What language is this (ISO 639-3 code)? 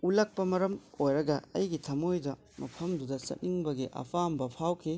mni